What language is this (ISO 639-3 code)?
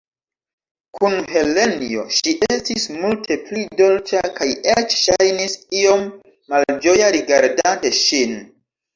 epo